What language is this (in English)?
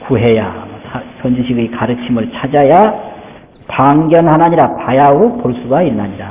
Korean